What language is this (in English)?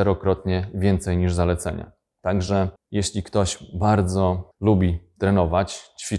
Polish